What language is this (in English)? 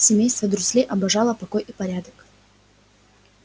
Russian